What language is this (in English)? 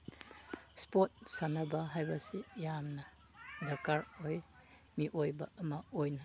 Manipuri